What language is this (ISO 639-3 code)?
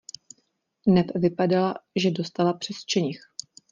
ces